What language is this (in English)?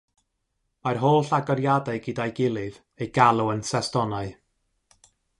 Welsh